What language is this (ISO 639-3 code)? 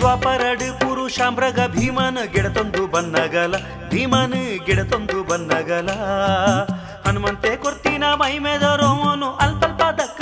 kan